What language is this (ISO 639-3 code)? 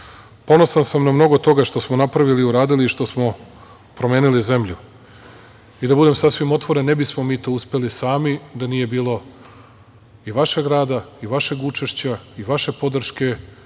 srp